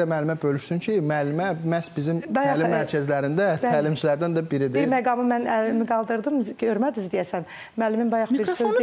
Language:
Turkish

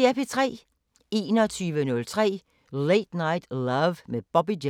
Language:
Danish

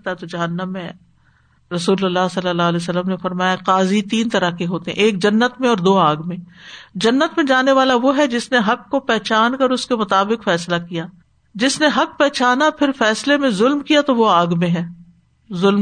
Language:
Urdu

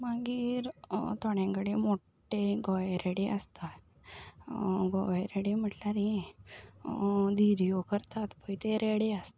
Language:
Konkani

